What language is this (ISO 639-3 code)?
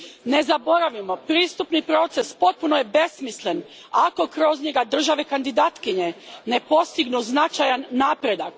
hrv